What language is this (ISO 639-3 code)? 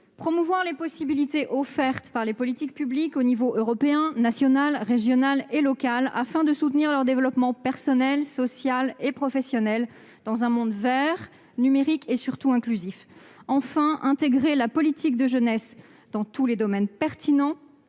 fra